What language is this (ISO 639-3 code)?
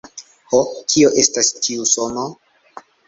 epo